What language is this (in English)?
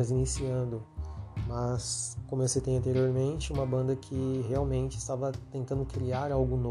Portuguese